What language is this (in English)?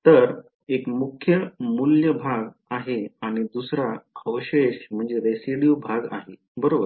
Marathi